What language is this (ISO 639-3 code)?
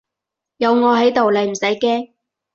yue